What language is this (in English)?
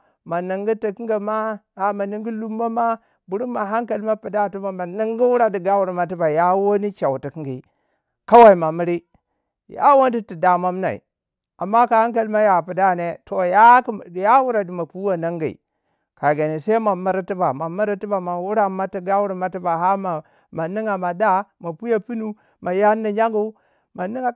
Waja